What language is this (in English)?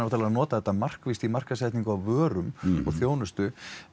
Icelandic